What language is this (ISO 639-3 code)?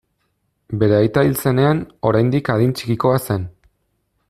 eus